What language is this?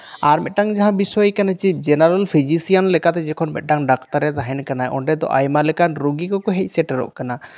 Santali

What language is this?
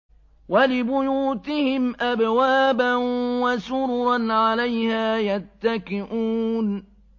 Arabic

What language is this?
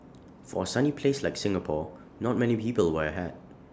English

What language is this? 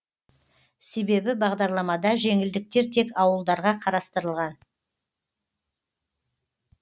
Kazakh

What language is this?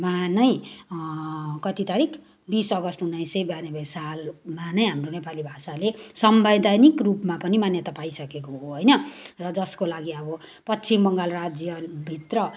Nepali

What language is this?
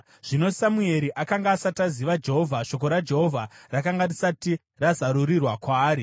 Shona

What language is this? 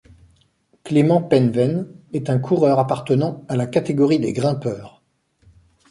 French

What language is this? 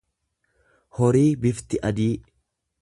Oromo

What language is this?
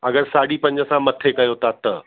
Sindhi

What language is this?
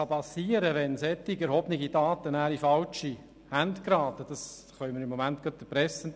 Swiss German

